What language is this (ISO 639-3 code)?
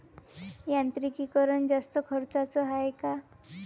mar